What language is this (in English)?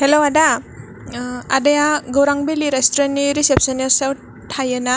Bodo